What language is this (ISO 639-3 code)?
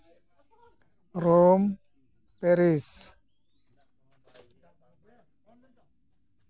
sat